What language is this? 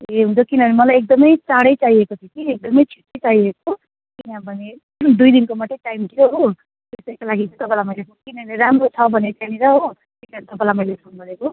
Nepali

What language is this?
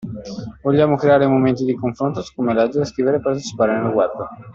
Italian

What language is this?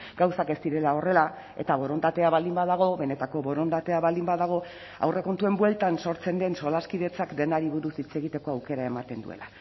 Basque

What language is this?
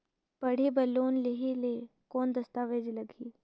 Chhattisgarhi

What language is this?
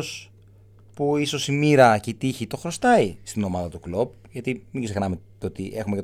Greek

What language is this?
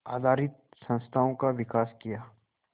Hindi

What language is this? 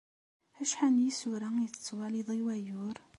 Kabyle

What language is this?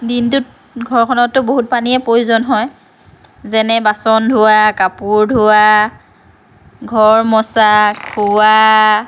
Assamese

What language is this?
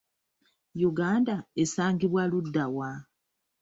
Ganda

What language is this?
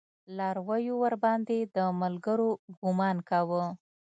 Pashto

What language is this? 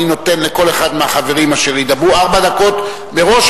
Hebrew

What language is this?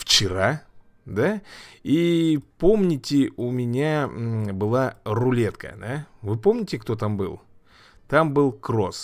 Russian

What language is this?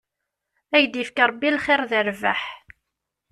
Kabyle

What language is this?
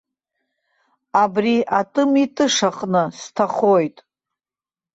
Abkhazian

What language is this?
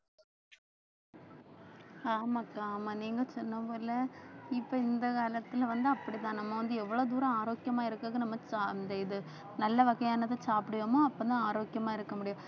Tamil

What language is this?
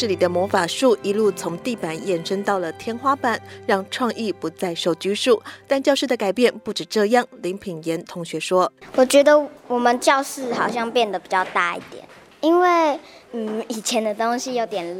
Chinese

